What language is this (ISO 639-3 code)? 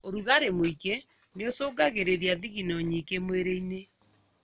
kik